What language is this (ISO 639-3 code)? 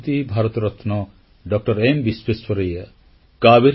ori